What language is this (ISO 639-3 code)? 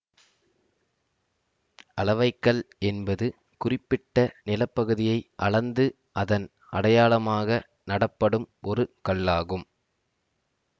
tam